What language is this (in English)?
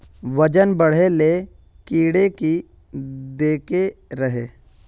Magahi